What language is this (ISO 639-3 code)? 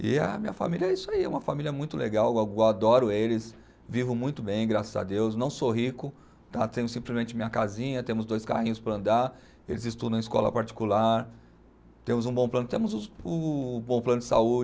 por